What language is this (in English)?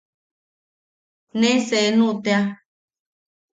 Yaqui